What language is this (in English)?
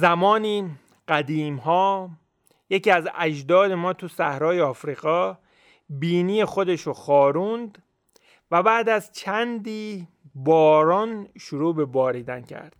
Persian